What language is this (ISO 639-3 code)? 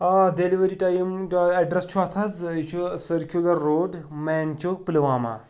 kas